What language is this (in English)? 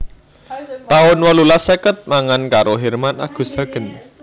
Javanese